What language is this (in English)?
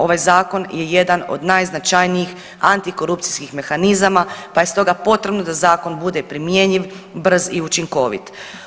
Croatian